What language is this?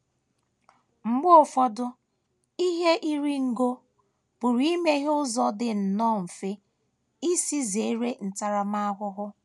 Igbo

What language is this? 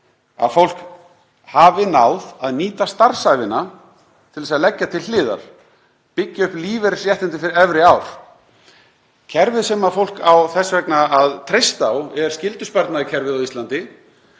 Icelandic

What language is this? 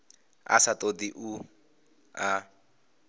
Venda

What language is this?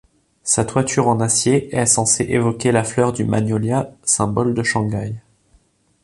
French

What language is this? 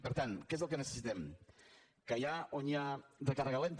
Catalan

